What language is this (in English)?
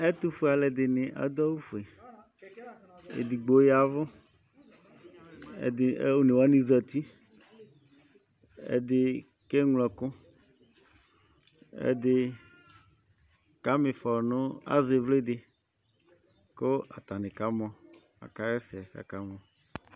Ikposo